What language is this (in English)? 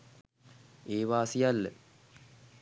Sinhala